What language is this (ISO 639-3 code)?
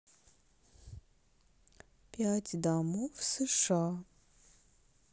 rus